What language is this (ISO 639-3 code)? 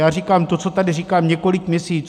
ces